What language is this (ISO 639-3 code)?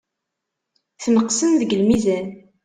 kab